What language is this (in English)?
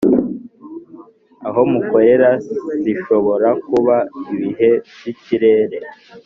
Kinyarwanda